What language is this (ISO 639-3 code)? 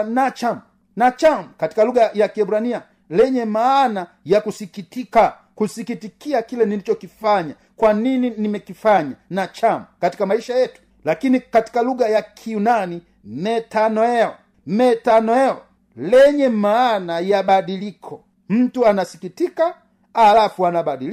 swa